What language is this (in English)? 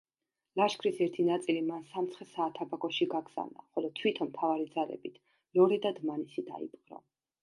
Georgian